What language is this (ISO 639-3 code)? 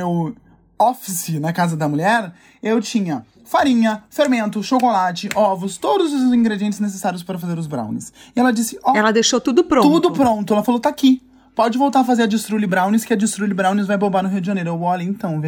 por